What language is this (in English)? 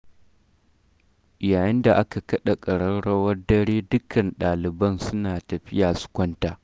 Hausa